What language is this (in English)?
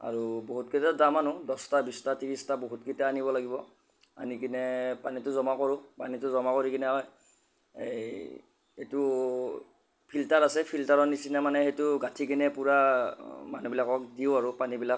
Assamese